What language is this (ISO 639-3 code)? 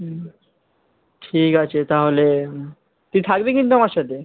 ben